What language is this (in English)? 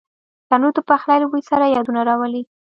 Pashto